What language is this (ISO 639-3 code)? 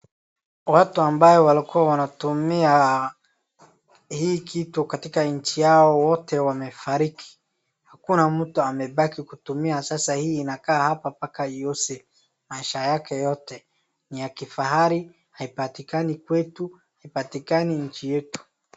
swa